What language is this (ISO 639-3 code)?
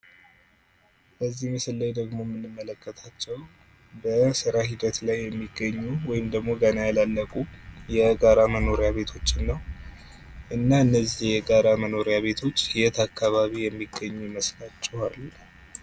amh